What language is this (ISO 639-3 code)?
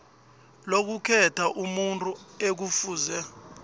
nbl